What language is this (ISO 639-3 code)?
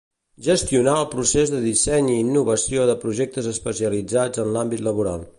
cat